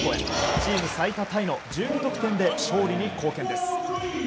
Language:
Japanese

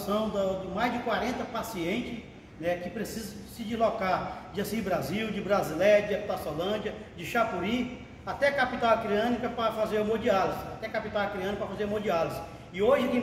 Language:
Portuguese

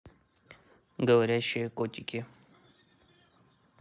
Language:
Russian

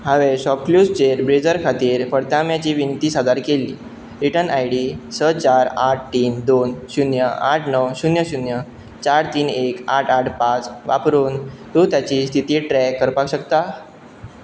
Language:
Konkani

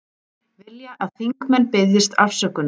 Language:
Icelandic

